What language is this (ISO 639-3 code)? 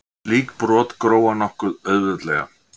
isl